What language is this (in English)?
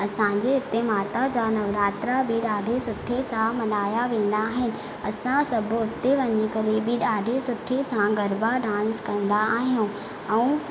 Sindhi